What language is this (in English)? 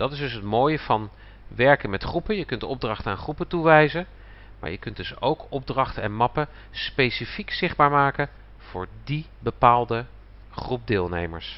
Dutch